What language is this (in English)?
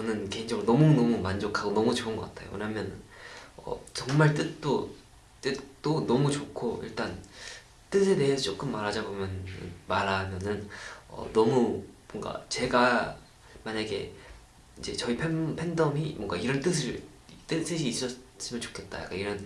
Korean